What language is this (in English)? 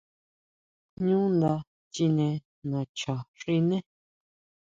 Huautla Mazatec